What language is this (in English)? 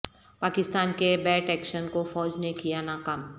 Urdu